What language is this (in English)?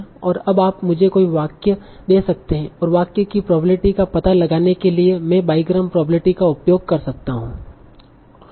Hindi